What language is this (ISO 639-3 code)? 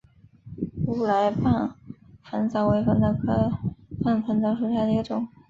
zho